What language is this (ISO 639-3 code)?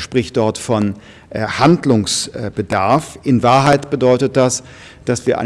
deu